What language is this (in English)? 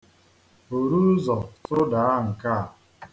Igbo